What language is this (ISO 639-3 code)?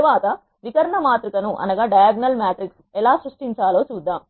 tel